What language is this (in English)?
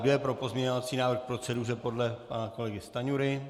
Czech